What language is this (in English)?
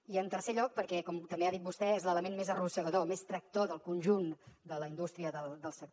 Catalan